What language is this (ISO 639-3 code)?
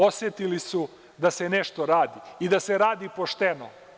srp